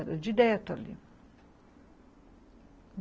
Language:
Portuguese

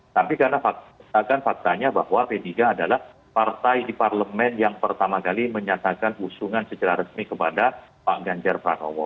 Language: Indonesian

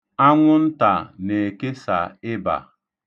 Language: Igbo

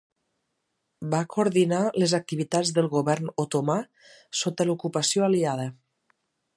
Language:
Catalan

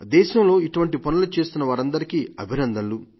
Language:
Telugu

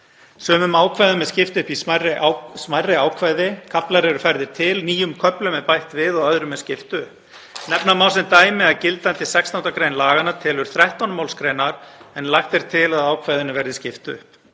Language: Icelandic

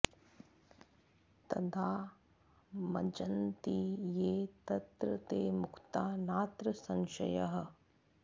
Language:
Sanskrit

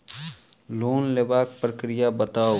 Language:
Maithili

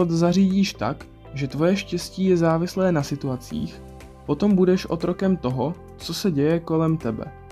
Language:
Czech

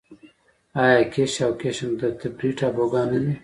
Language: Pashto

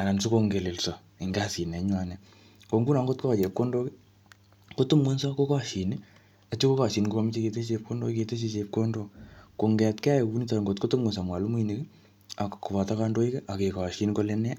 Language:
Kalenjin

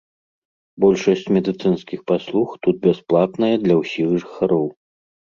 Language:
Belarusian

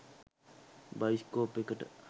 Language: Sinhala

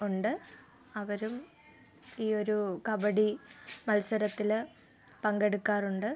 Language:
Malayalam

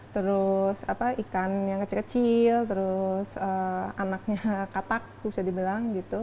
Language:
Indonesian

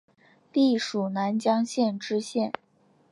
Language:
Chinese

